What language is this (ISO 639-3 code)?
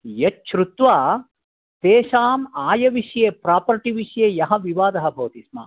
san